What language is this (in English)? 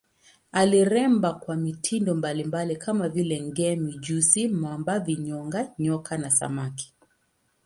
Swahili